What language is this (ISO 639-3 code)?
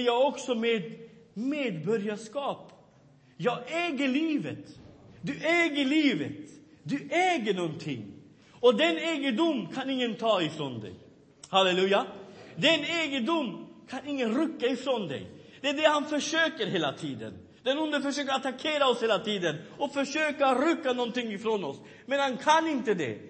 swe